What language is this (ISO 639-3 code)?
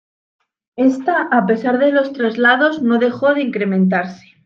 spa